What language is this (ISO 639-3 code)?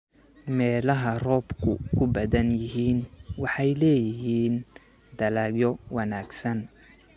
som